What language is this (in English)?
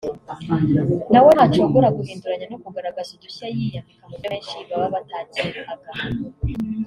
Kinyarwanda